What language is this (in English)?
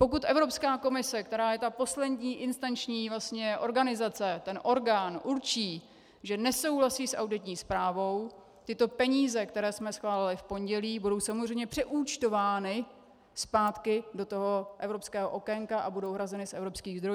Czech